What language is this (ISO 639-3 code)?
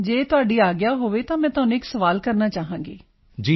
pan